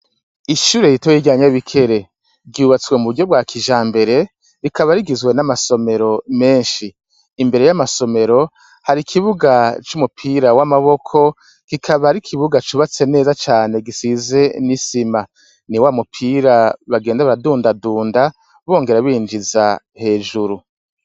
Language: Rundi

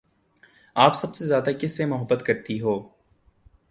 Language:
Urdu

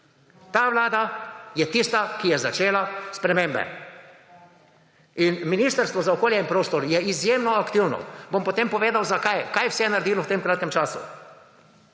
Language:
Slovenian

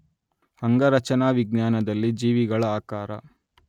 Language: Kannada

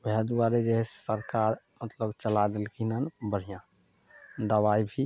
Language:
Maithili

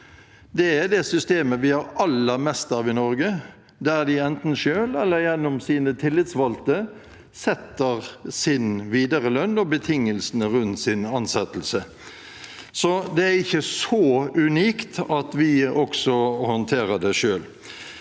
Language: Norwegian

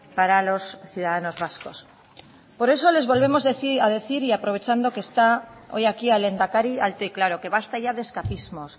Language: Spanish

